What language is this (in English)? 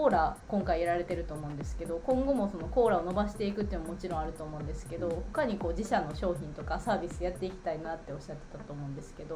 Japanese